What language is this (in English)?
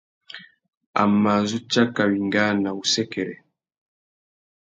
Tuki